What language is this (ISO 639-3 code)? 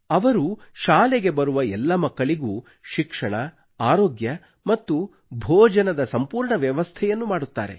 kan